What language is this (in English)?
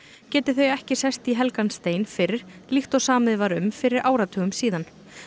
Icelandic